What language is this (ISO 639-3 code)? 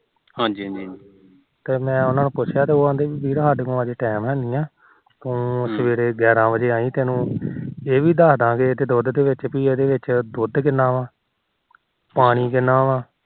pan